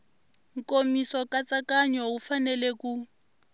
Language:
Tsonga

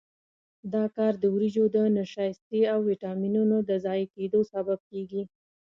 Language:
Pashto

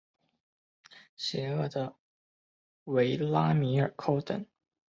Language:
Chinese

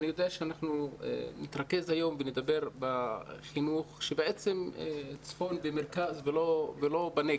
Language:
Hebrew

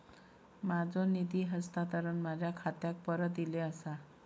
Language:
Marathi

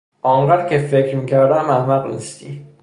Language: Persian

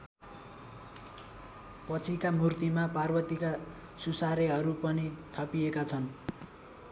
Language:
Nepali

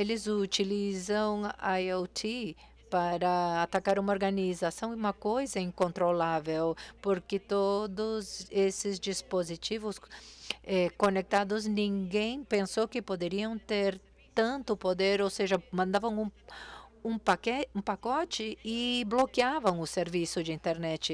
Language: Portuguese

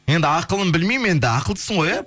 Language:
Kazakh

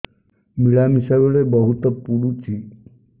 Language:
Odia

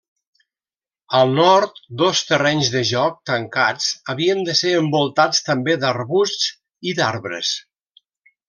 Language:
Catalan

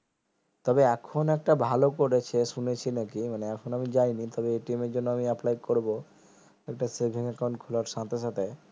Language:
Bangla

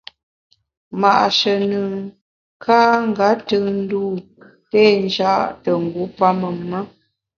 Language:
Bamun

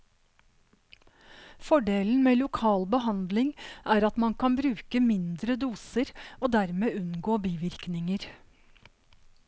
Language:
Norwegian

